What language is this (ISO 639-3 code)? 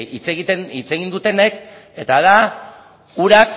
eus